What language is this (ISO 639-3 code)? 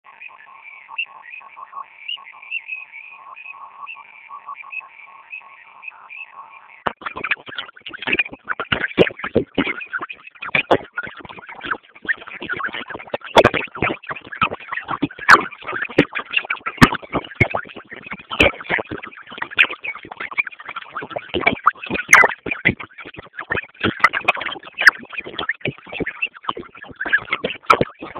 swa